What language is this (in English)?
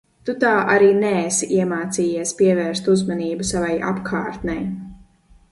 Latvian